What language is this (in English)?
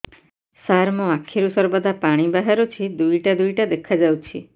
Odia